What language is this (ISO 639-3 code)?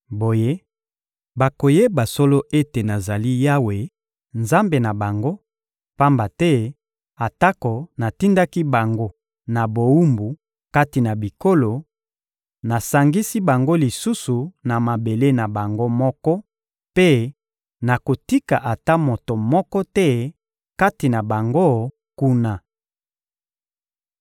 lin